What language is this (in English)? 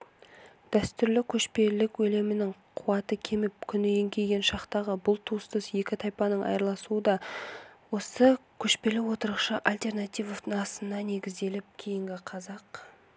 Kazakh